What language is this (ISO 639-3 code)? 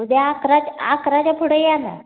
mar